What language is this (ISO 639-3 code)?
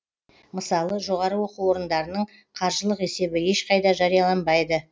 kaz